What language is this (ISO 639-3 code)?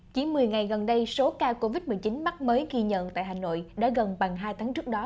vie